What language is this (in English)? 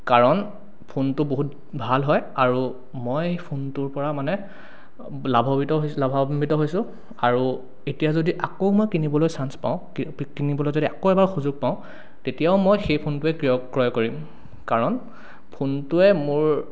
Assamese